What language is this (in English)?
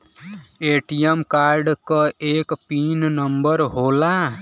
Bhojpuri